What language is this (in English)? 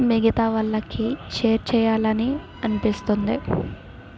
Telugu